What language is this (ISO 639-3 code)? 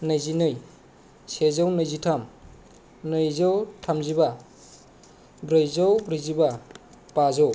brx